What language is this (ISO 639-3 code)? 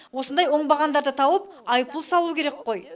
kaz